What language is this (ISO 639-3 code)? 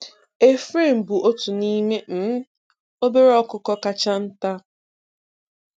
ibo